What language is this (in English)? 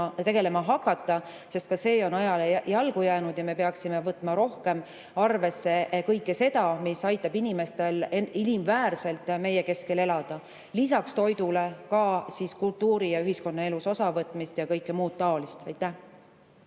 Estonian